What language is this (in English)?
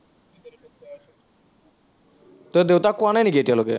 Assamese